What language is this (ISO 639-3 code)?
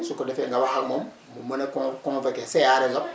wol